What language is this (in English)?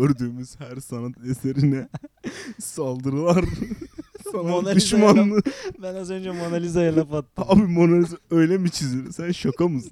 Turkish